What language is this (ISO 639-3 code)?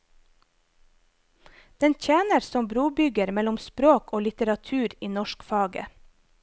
nor